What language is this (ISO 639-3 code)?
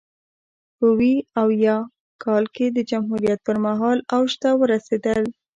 pus